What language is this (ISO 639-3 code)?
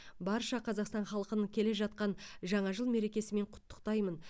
kaz